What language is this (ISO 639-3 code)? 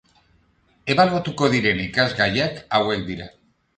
eus